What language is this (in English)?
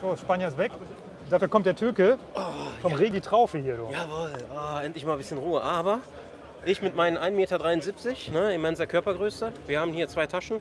German